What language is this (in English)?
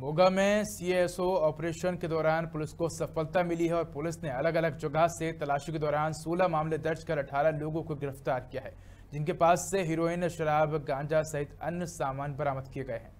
Hindi